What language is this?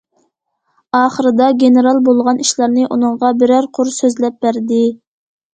Uyghur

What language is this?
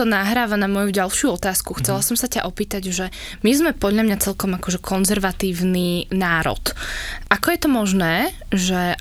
Slovak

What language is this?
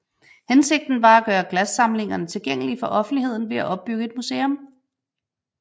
Danish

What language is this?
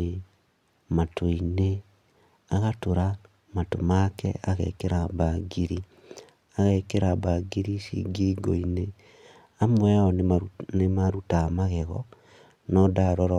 Kikuyu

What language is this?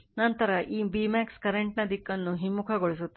Kannada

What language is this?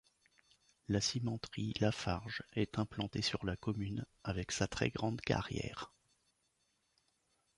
French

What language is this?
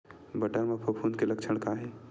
Chhattisgarhi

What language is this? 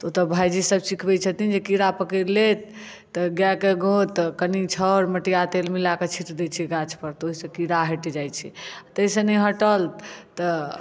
Maithili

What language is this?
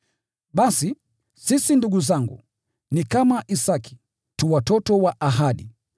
Swahili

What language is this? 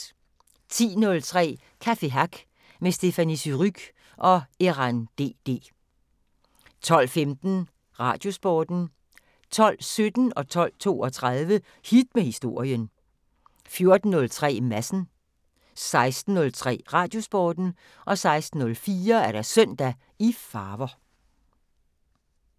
Danish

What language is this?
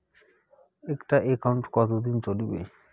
Bangla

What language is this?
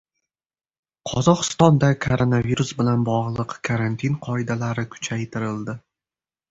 Uzbek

